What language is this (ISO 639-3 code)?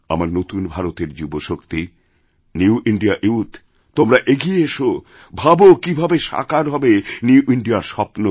ben